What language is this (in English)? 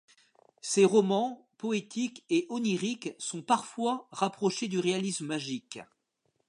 French